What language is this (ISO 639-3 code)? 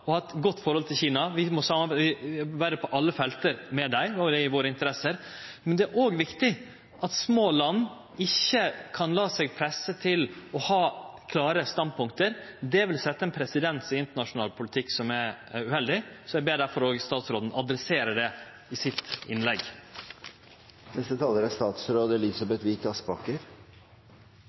nno